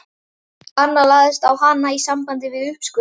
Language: Icelandic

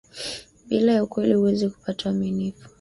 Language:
Swahili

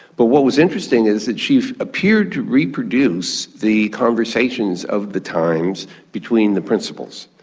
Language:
English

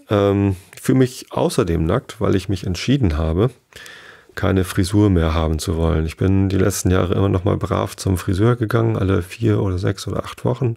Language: German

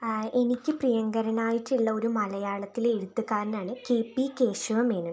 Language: Malayalam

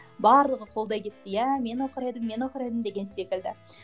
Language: Kazakh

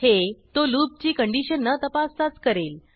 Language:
Marathi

